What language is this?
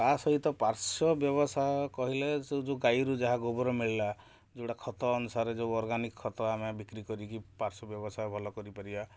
Odia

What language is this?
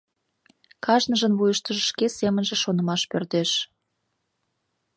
Mari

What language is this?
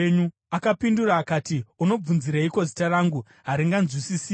Shona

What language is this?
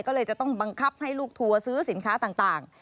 Thai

